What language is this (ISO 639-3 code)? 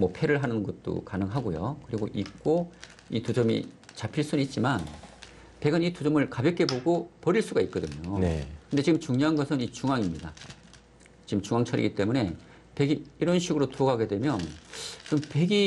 kor